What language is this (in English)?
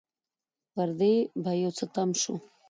Pashto